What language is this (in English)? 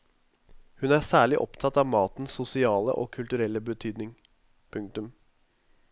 Norwegian